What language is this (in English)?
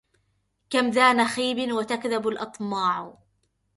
Arabic